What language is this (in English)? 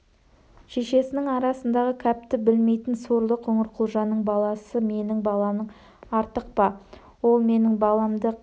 Kazakh